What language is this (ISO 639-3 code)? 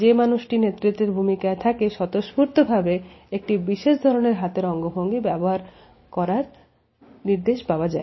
ben